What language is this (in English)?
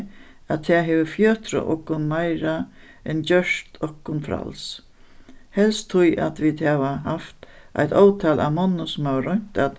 Faroese